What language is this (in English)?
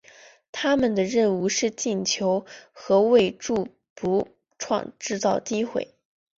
Chinese